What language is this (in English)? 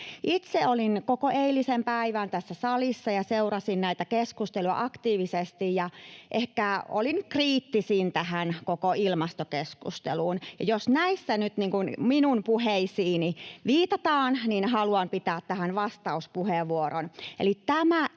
Finnish